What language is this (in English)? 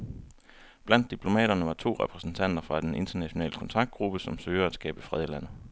Danish